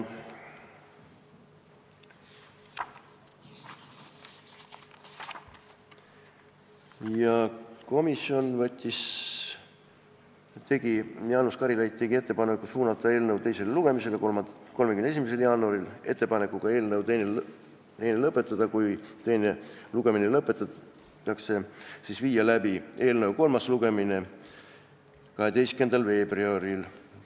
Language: Estonian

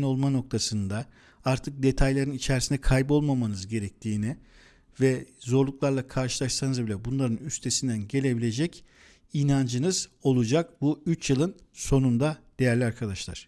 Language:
Turkish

